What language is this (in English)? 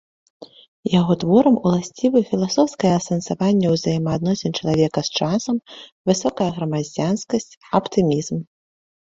Belarusian